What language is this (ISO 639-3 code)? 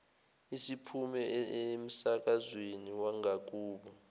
zul